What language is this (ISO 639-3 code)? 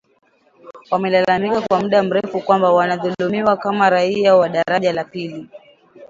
swa